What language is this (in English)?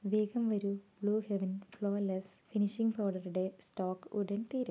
Malayalam